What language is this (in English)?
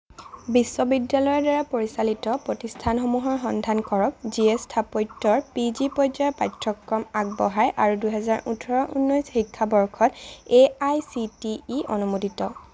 Assamese